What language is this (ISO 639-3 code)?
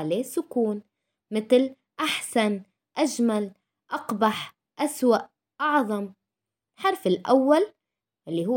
ara